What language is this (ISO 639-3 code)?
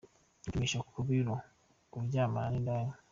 kin